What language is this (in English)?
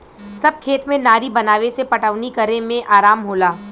Bhojpuri